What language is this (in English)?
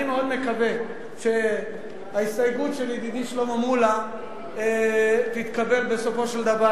Hebrew